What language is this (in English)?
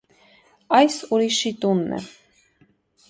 Armenian